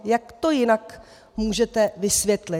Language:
Czech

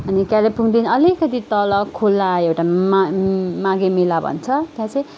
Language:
Nepali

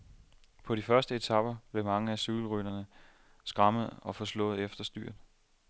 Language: Danish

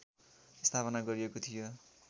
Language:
Nepali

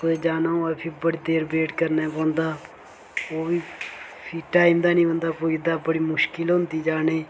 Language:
Dogri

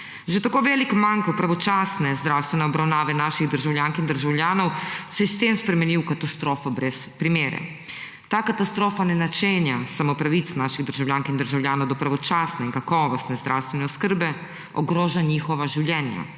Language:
Slovenian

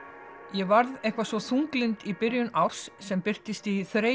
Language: Icelandic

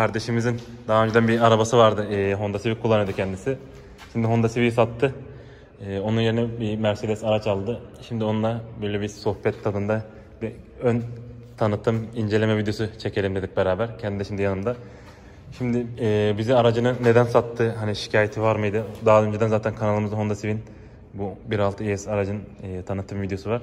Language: Turkish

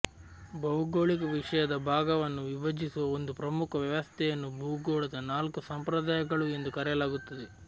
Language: Kannada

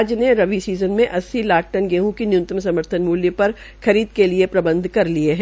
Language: Hindi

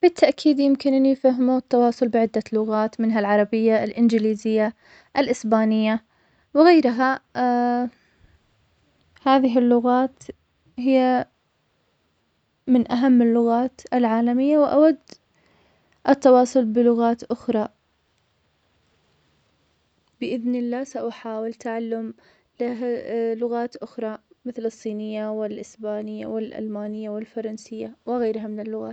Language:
Omani Arabic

